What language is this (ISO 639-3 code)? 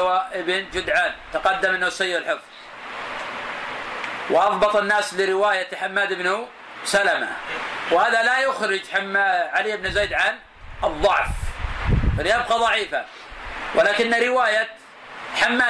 ara